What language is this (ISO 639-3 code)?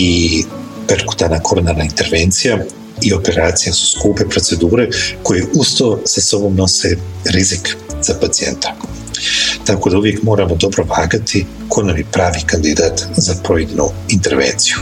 hrv